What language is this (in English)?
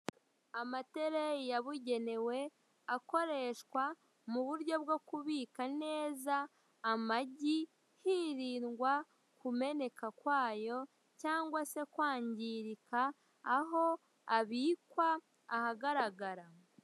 Kinyarwanda